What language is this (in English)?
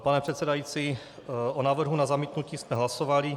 Czech